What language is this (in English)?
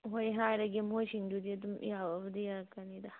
Manipuri